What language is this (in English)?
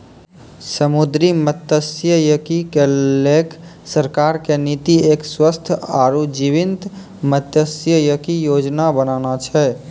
Maithili